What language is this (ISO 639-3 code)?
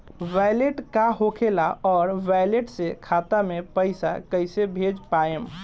bho